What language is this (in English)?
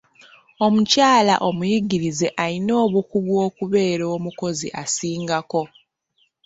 Ganda